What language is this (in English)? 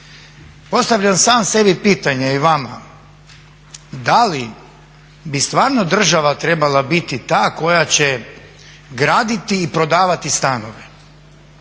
Croatian